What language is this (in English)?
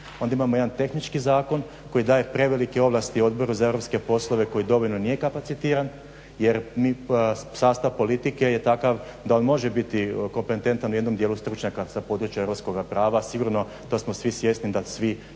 Croatian